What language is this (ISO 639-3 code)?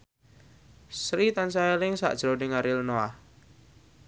jav